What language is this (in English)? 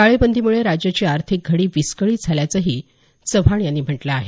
Marathi